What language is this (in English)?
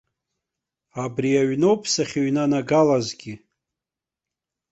Abkhazian